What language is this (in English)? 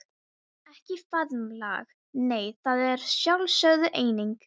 Icelandic